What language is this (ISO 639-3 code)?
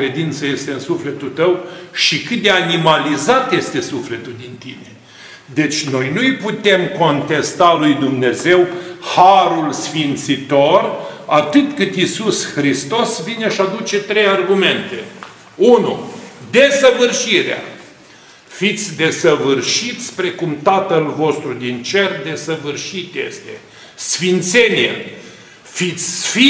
ron